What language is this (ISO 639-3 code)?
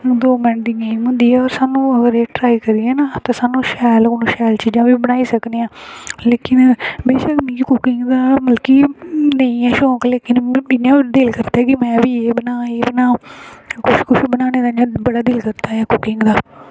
doi